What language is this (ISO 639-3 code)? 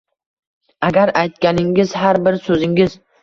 uzb